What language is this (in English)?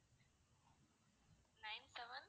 Tamil